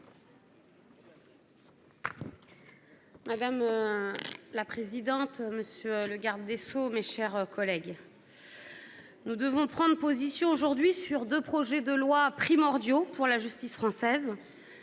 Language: French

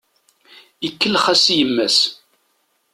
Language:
Kabyle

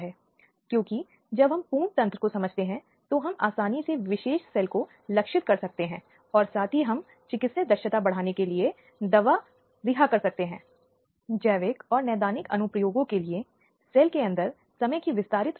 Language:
Hindi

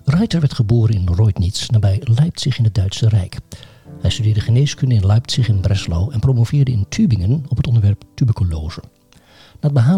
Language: Dutch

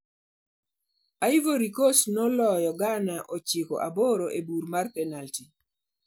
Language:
Luo (Kenya and Tanzania)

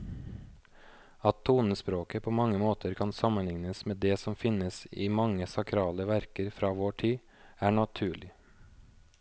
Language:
Norwegian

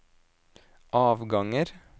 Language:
Norwegian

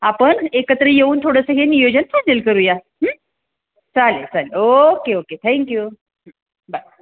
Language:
Marathi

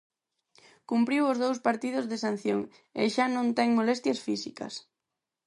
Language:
Galician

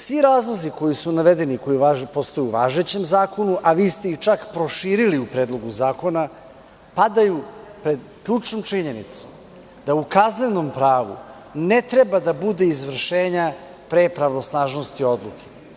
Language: Serbian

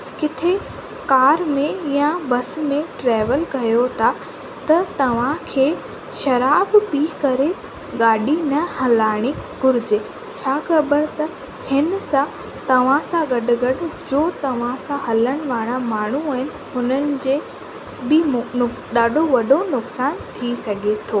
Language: Sindhi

